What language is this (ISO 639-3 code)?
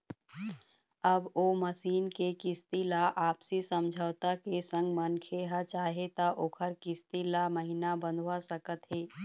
hne